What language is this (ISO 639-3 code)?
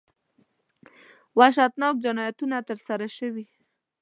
pus